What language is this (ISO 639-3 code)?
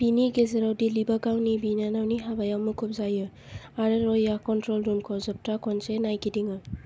brx